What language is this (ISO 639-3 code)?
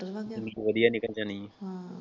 pan